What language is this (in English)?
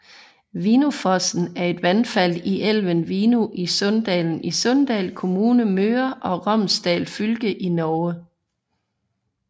Danish